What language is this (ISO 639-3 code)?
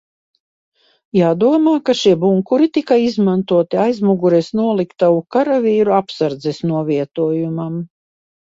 lav